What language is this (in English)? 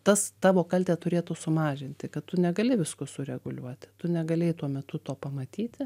Lithuanian